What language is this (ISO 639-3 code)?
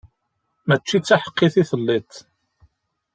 kab